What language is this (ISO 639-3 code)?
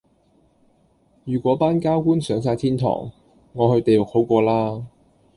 yue